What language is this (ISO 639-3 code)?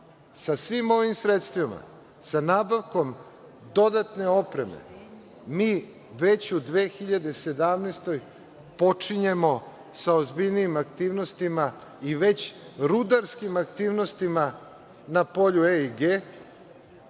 srp